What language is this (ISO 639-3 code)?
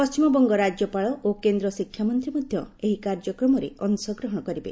ori